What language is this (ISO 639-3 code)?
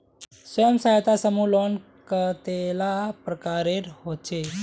mag